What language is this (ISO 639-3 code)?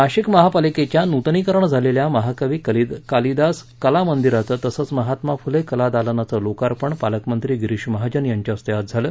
mar